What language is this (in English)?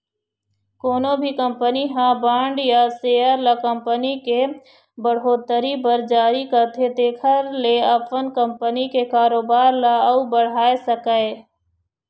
Chhattisgarhi